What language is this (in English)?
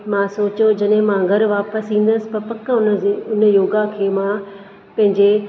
Sindhi